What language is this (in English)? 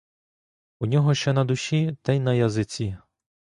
Ukrainian